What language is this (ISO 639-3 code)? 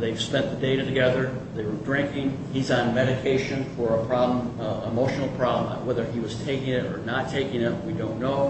eng